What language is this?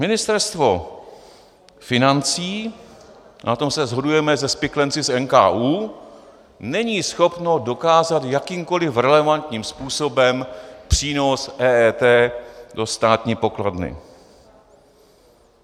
Czech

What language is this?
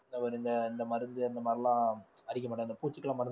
Tamil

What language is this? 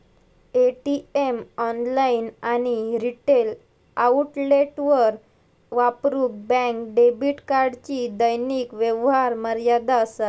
Marathi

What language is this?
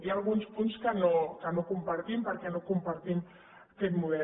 Catalan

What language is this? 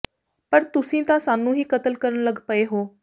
Punjabi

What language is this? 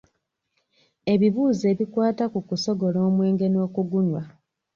Ganda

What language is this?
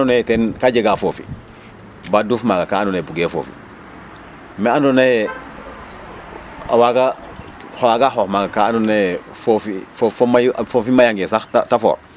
Serer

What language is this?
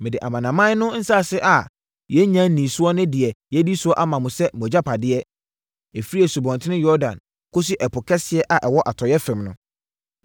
Akan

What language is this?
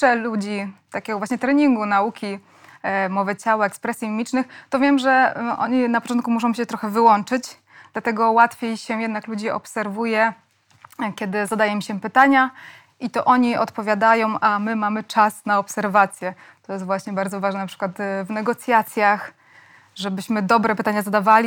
Polish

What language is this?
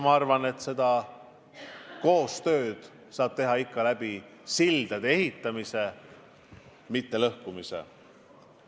Estonian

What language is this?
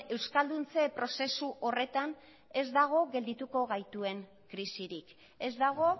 Basque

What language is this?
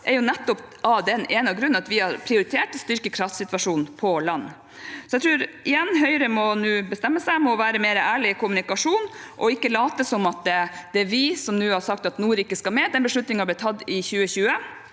Norwegian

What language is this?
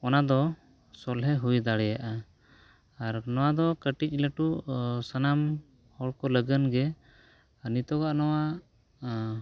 Santali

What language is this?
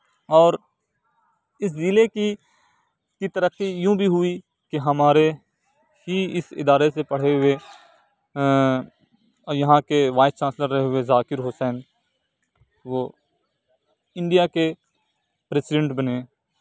Urdu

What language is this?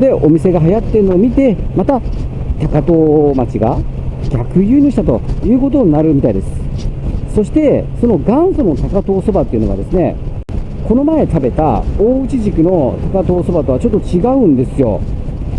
Japanese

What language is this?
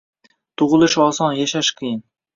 Uzbek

